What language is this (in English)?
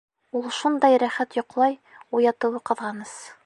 Bashkir